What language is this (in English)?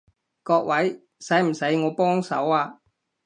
Cantonese